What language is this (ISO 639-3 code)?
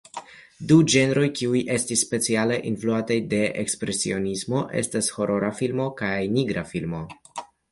epo